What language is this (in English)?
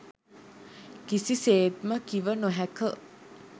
Sinhala